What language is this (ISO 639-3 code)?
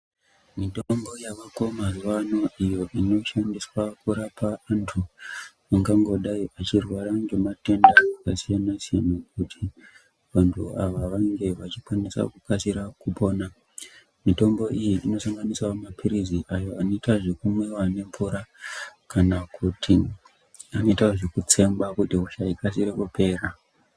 ndc